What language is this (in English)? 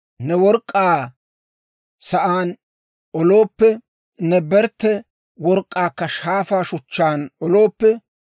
Dawro